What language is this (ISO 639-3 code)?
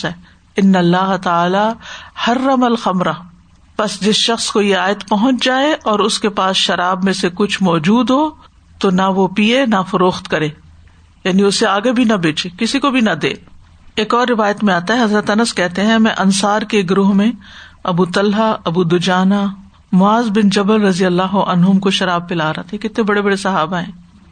urd